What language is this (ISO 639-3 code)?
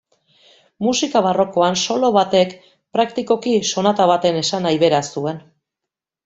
eus